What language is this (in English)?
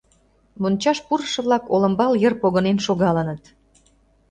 Mari